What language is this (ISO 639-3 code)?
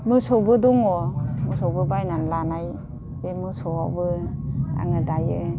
brx